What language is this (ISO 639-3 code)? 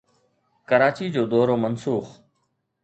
snd